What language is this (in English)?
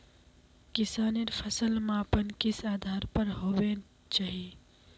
Magahi